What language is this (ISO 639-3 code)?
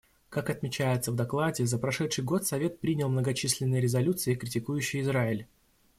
rus